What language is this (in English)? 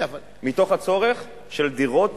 Hebrew